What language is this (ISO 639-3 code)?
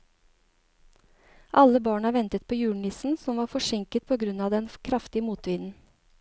nor